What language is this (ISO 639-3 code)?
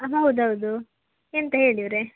kan